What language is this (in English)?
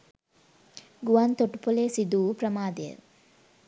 Sinhala